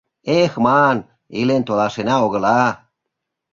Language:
Mari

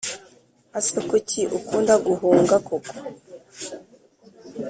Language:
Kinyarwanda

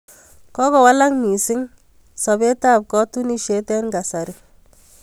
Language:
Kalenjin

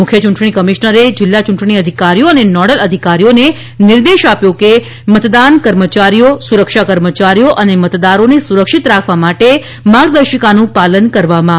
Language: Gujarati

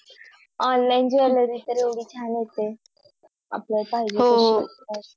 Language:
Marathi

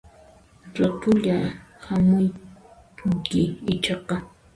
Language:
Puno Quechua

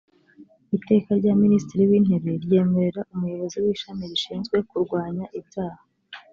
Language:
Kinyarwanda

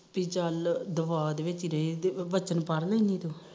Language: Punjabi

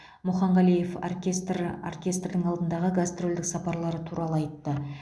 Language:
Kazakh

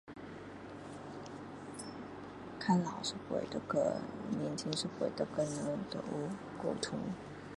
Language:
Min Dong Chinese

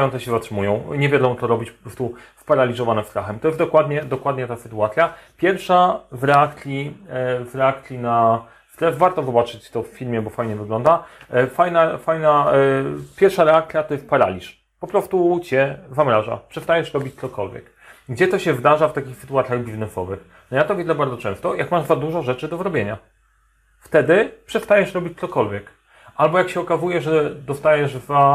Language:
Polish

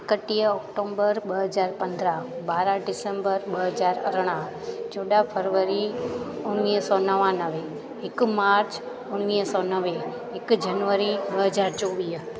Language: Sindhi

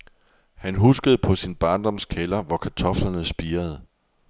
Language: Danish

